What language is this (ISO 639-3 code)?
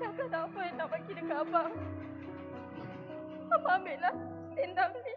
msa